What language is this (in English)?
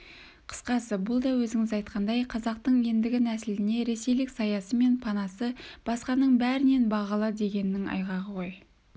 Kazakh